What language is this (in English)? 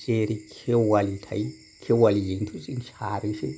Bodo